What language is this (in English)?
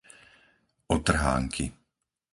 Slovak